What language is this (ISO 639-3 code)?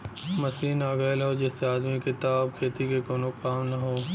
bho